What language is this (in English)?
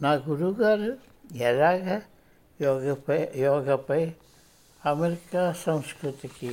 Telugu